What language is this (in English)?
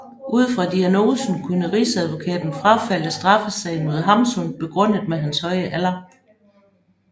Danish